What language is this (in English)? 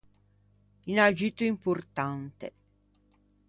Ligurian